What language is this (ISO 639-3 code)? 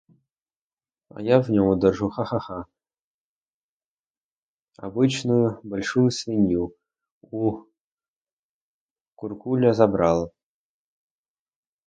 ukr